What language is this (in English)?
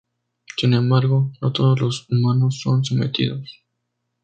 Spanish